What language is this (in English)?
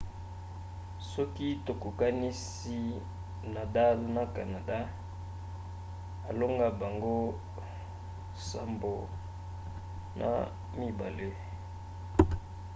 Lingala